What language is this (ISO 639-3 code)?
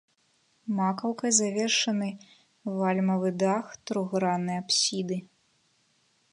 bel